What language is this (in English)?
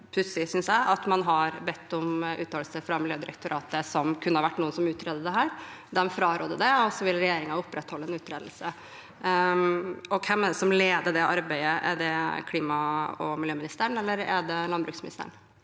Norwegian